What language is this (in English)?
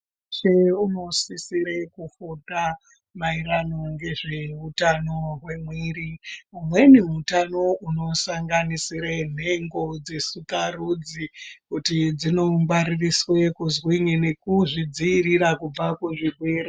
Ndau